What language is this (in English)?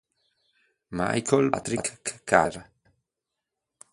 Italian